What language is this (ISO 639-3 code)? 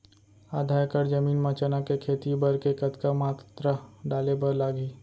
hne